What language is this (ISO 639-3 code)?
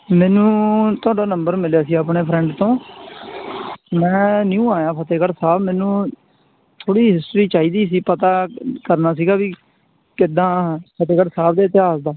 pan